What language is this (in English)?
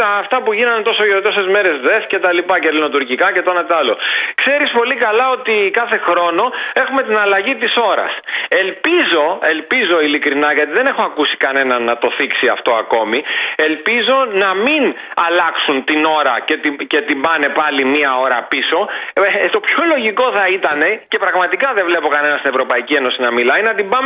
Greek